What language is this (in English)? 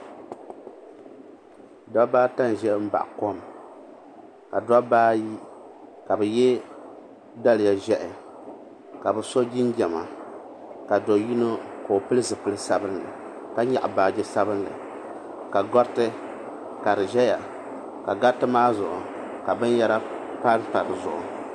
Dagbani